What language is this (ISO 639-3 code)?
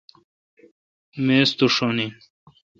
xka